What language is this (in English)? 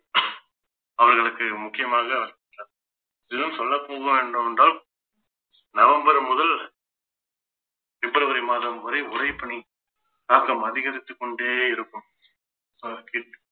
Tamil